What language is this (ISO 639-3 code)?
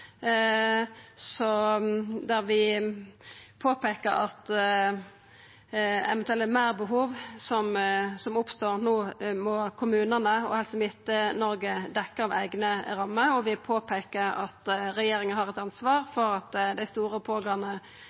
nno